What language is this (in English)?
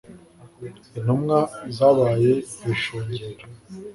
Kinyarwanda